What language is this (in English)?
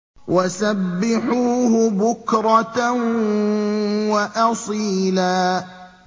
Arabic